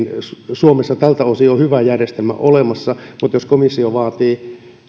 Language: Finnish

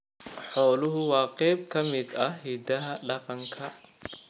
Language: Somali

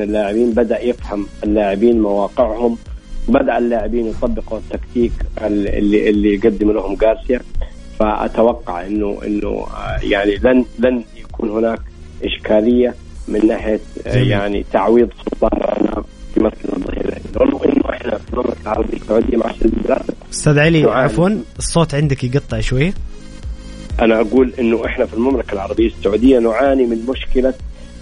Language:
Arabic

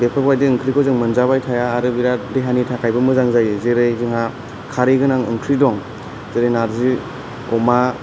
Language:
Bodo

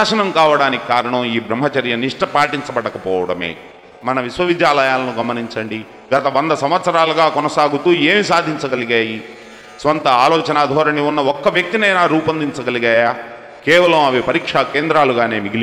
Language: Telugu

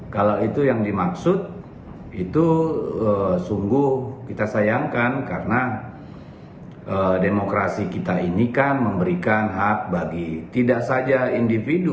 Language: Indonesian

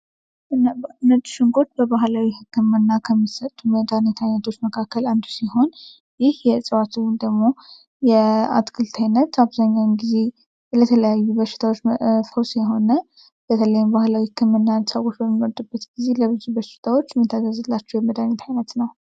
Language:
Amharic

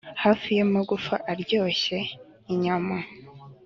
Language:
Kinyarwanda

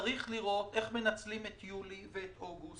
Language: Hebrew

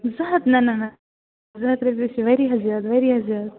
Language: Kashmiri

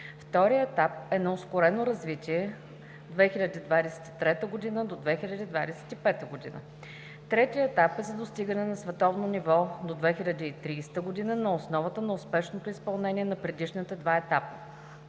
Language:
Bulgarian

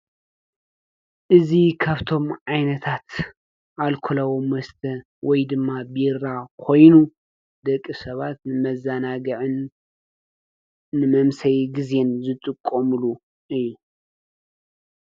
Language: Tigrinya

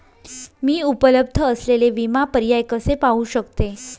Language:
Marathi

